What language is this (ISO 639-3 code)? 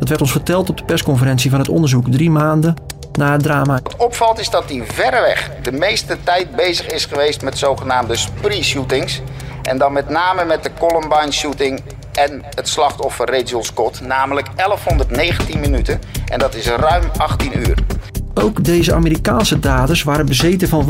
nld